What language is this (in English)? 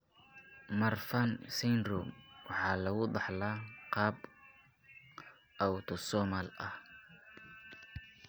Somali